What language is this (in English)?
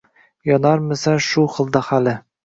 Uzbek